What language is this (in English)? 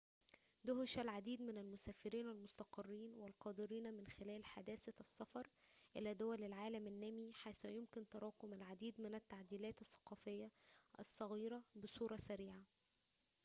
Arabic